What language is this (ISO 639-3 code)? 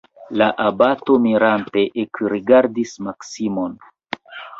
epo